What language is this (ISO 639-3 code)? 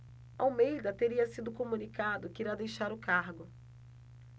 por